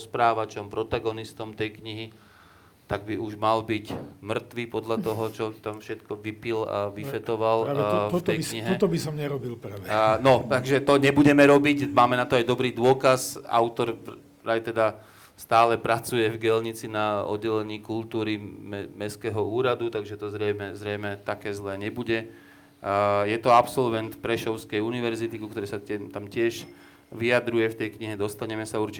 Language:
Slovak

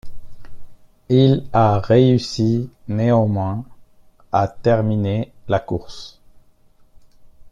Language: French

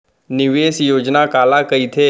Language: Chhattisgarhi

